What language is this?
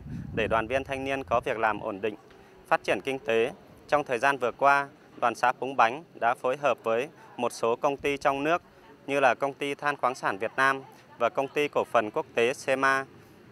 Vietnamese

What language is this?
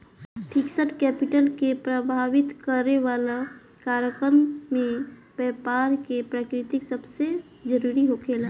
Bhojpuri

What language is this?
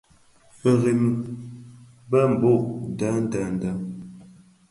Bafia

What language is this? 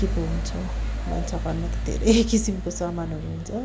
Nepali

